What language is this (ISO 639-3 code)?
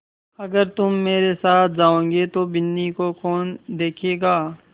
hin